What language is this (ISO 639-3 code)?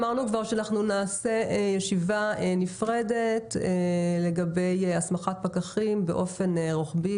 heb